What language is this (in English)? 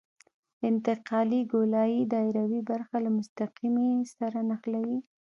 Pashto